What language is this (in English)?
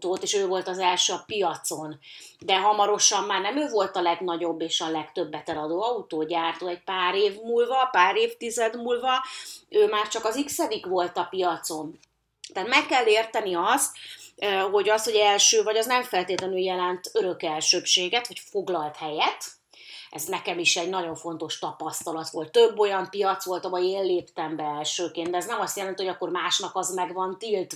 Hungarian